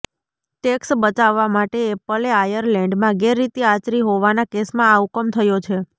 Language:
Gujarati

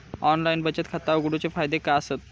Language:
Marathi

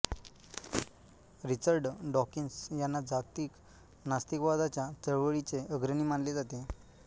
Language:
Marathi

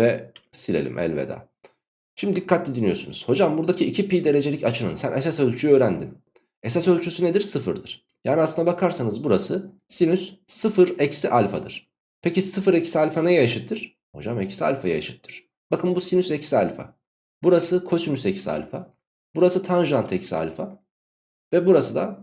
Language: Turkish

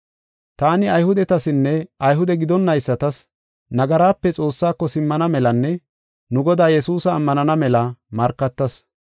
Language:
Gofa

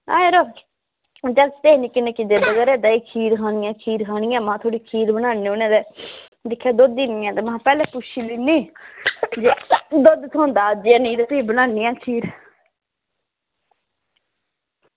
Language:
Dogri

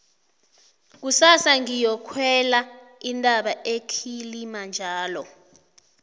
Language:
South Ndebele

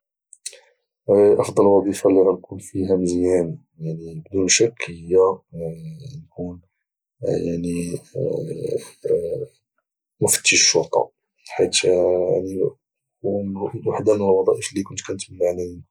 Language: Moroccan Arabic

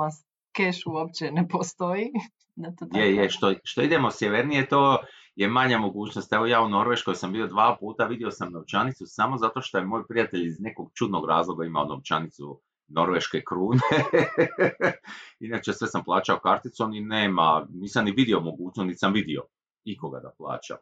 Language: Croatian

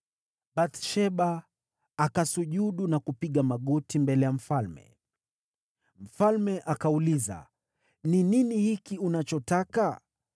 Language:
Swahili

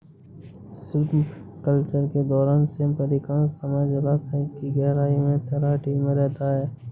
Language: Hindi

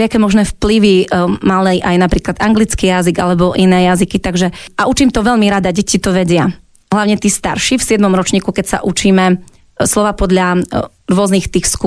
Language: Slovak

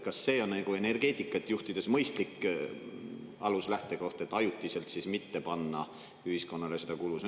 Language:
Estonian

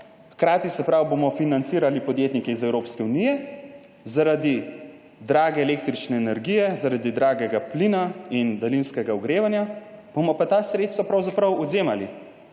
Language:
Slovenian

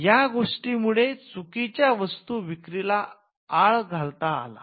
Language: Marathi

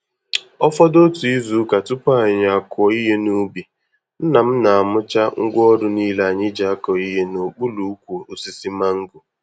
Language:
Igbo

